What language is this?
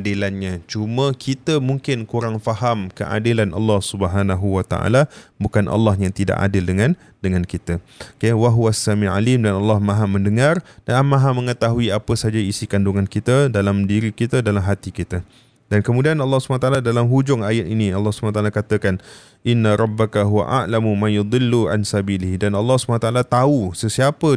Malay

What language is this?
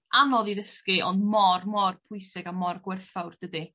Welsh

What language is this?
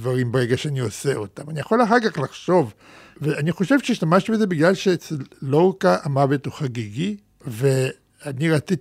Hebrew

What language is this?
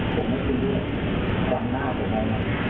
Thai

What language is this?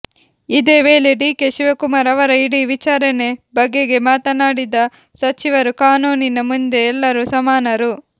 Kannada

